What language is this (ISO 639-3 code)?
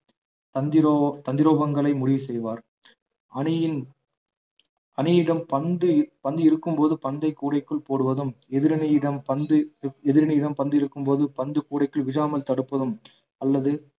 tam